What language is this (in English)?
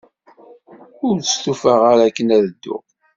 Kabyle